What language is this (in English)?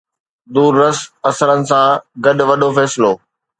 Sindhi